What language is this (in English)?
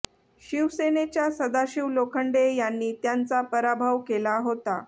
Marathi